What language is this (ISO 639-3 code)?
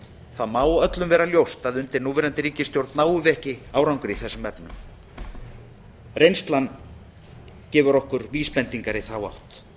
isl